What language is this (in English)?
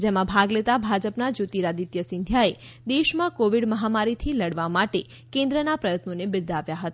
Gujarati